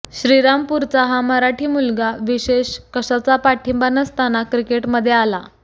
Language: Marathi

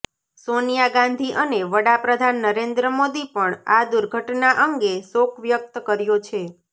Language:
Gujarati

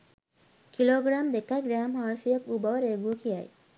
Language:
Sinhala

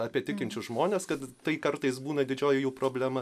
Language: Lithuanian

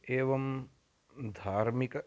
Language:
Sanskrit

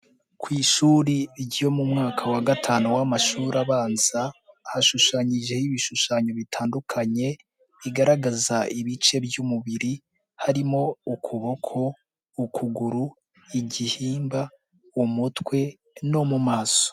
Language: Kinyarwanda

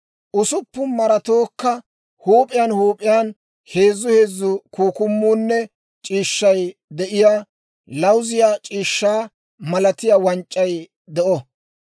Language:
Dawro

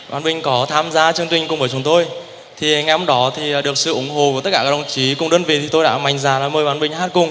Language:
Vietnamese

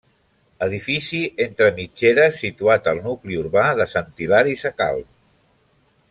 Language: Catalan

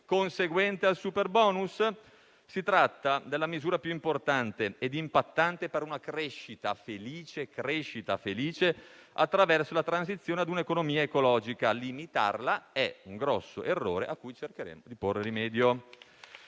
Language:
Italian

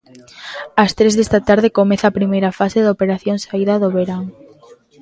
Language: Galician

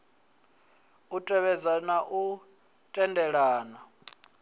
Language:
Venda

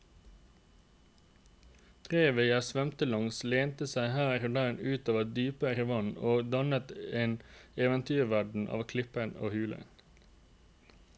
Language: Norwegian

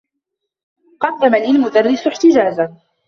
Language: Arabic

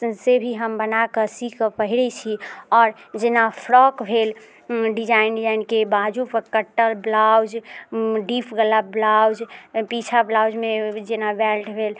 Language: Maithili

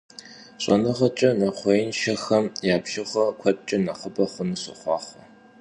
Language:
Kabardian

